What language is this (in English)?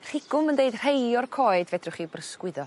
Welsh